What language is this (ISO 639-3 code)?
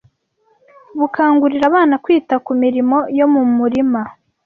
kin